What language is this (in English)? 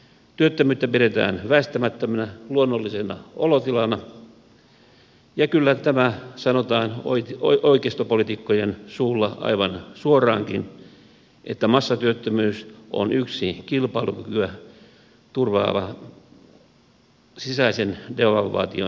Finnish